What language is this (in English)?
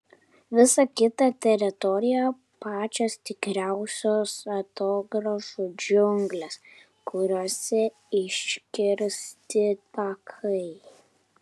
Lithuanian